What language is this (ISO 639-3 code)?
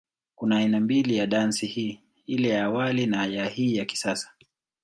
swa